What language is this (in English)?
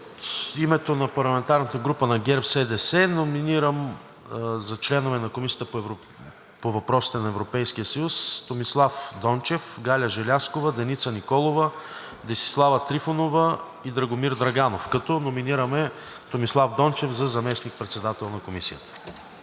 Bulgarian